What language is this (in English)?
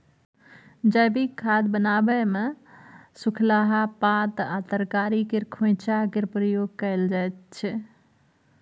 Maithili